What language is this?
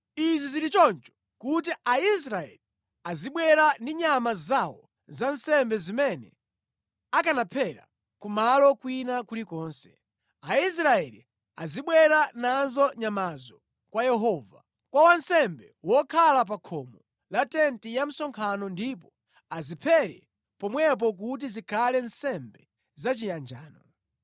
Nyanja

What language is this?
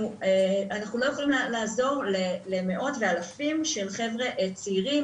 Hebrew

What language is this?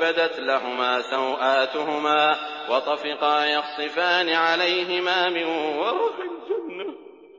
Arabic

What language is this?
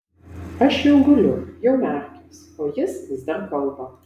Lithuanian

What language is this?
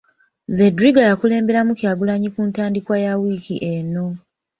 Ganda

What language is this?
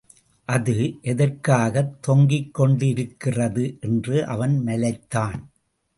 Tamil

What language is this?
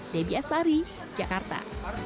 Indonesian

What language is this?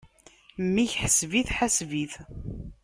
Kabyle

